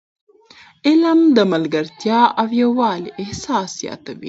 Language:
Pashto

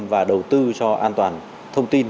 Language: Vietnamese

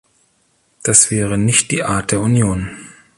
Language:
German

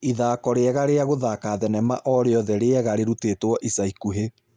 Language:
Kikuyu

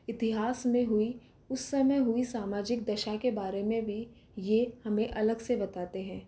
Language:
Hindi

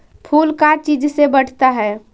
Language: Magahi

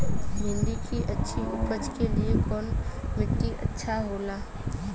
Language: Bhojpuri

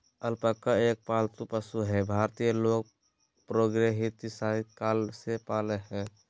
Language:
Magahi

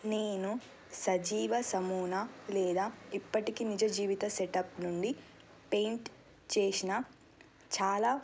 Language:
Telugu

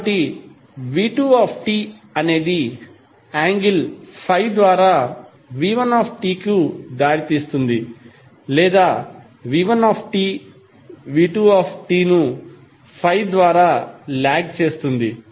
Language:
Telugu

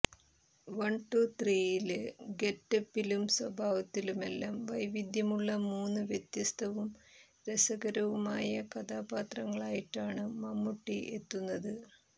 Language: Malayalam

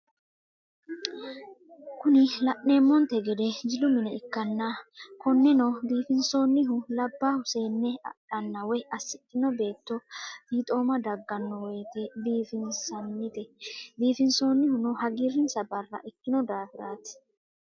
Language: Sidamo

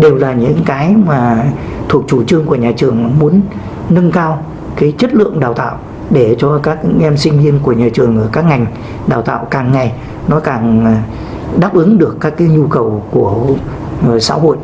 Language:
Vietnamese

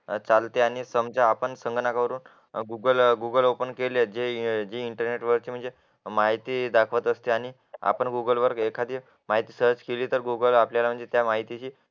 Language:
Marathi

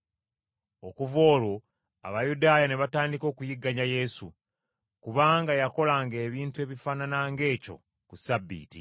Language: Ganda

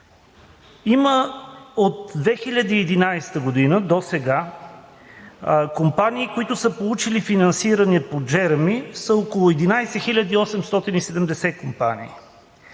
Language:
Bulgarian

